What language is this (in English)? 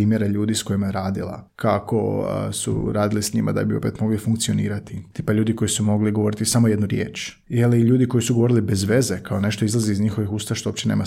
Croatian